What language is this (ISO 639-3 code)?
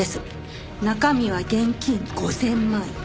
jpn